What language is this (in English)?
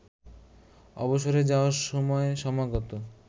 Bangla